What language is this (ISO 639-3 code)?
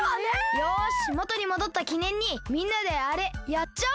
jpn